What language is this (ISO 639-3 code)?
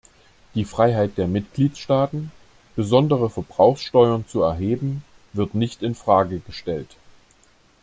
deu